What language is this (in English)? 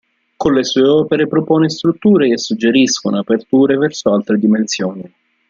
Italian